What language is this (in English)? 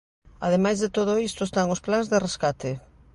Galician